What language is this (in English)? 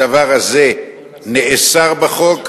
Hebrew